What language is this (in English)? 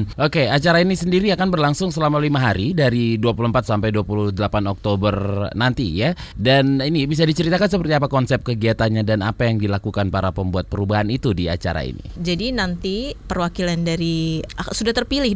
Indonesian